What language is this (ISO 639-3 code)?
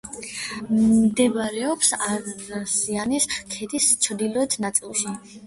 kat